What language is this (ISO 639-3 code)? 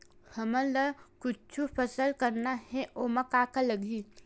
hne